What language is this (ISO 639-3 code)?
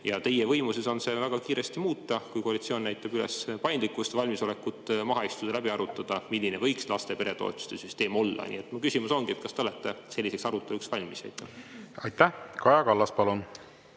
est